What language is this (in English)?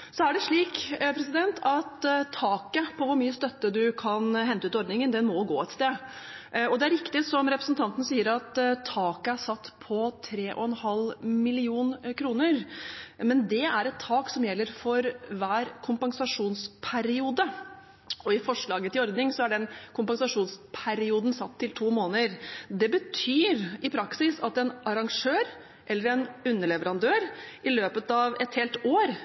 Norwegian Bokmål